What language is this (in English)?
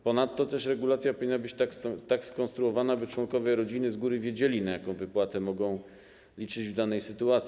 Polish